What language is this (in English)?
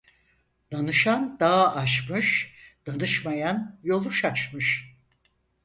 Turkish